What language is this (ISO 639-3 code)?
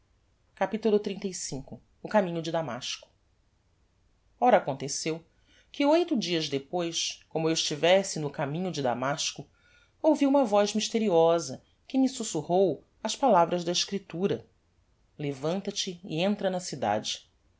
por